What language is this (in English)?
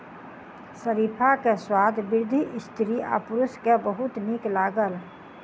Maithili